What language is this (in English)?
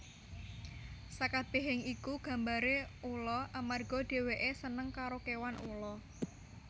Javanese